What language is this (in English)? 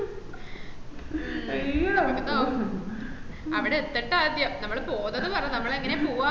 Malayalam